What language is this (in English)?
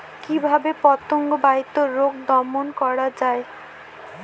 Bangla